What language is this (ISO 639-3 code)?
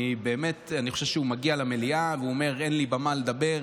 heb